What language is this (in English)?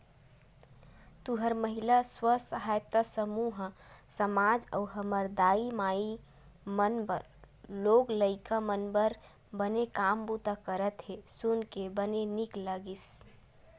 Chhattisgarhi